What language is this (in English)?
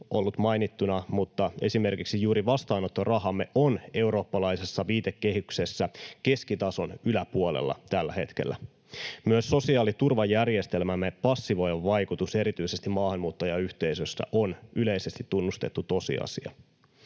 Finnish